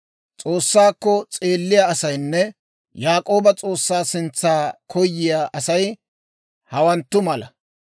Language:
Dawro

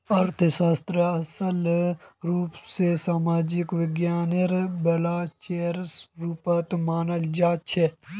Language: Magahi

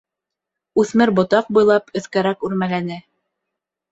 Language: Bashkir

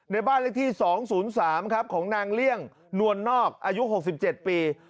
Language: Thai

